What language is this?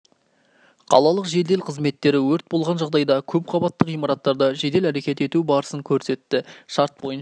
Kazakh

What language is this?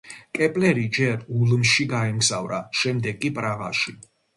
Georgian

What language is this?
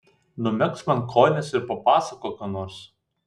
Lithuanian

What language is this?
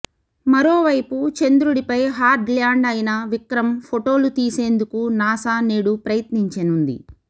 Telugu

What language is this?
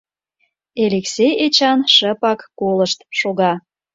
Mari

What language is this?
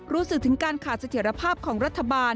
Thai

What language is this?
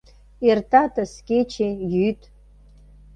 Mari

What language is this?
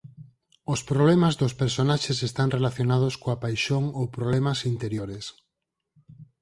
Galician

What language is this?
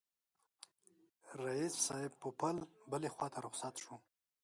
Pashto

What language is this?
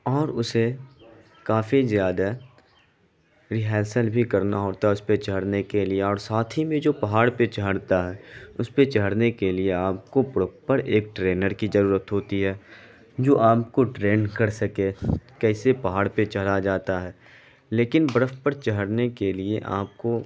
Urdu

